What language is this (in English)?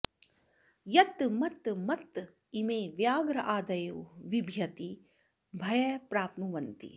Sanskrit